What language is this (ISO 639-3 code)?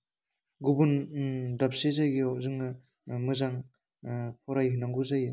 brx